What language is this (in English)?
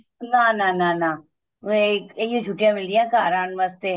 Punjabi